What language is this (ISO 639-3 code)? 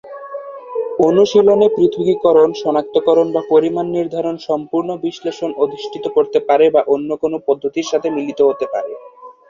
ben